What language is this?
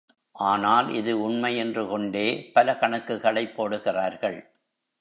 Tamil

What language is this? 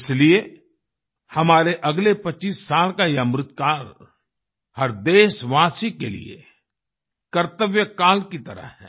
Hindi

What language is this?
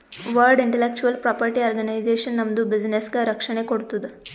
Kannada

